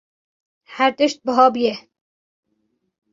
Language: Kurdish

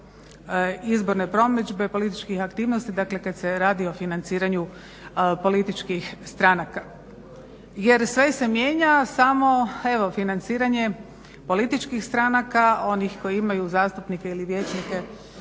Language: Croatian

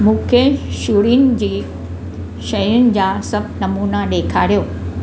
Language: Sindhi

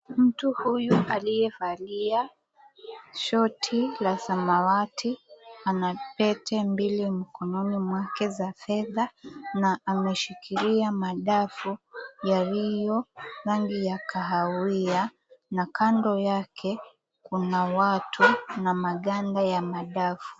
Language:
Swahili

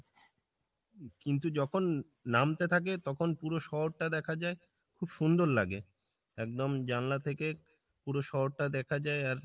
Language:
Bangla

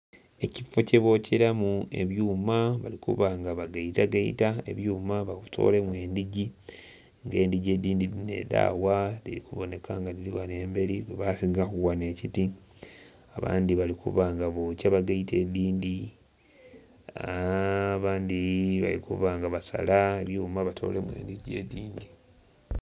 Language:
Soga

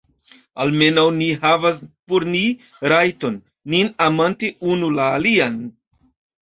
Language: Esperanto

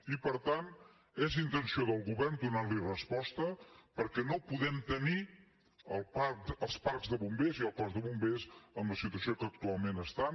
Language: Catalan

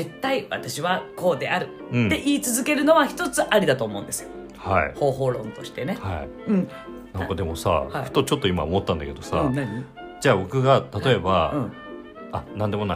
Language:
Japanese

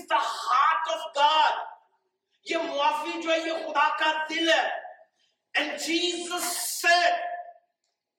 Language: Urdu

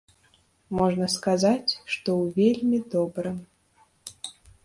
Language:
Belarusian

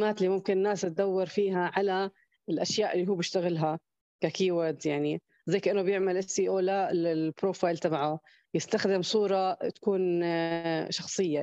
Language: Arabic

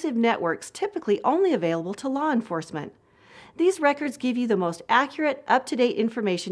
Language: English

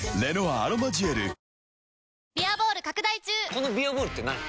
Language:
Japanese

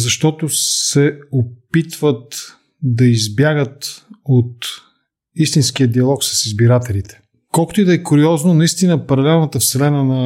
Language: Bulgarian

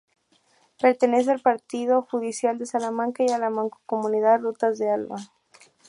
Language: Spanish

